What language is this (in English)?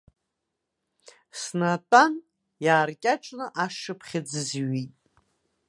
Abkhazian